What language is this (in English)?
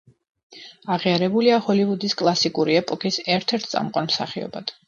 Georgian